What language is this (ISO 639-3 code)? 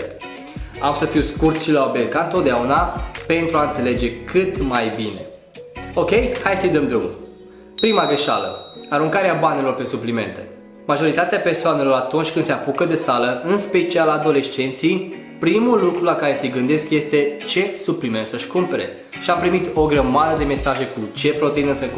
ron